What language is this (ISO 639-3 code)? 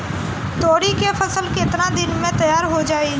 bho